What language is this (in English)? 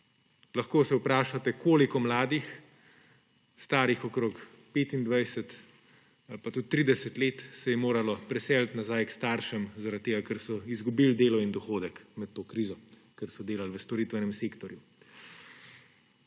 Slovenian